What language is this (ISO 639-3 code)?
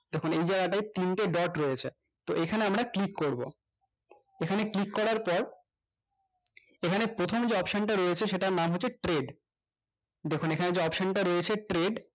ben